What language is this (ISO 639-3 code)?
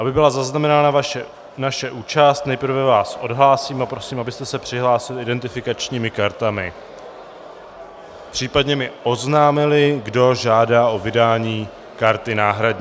ces